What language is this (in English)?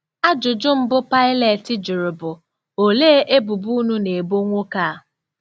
Igbo